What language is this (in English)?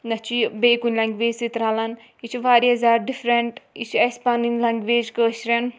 Kashmiri